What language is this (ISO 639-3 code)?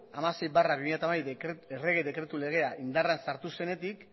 eus